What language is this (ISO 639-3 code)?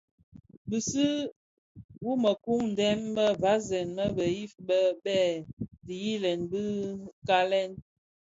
ksf